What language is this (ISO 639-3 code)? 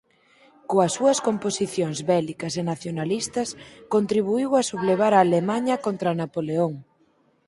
glg